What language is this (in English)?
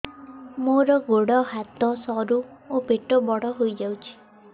Odia